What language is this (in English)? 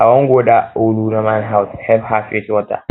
Nigerian Pidgin